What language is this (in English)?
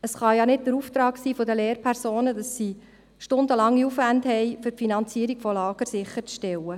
Swiss German